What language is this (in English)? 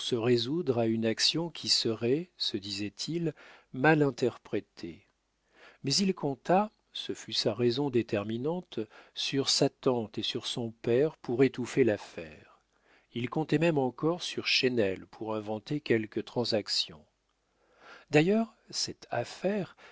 French